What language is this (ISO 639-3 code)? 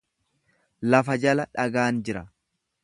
orm